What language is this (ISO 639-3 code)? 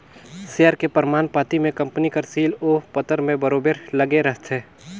hne